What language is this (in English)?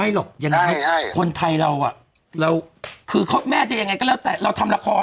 Thai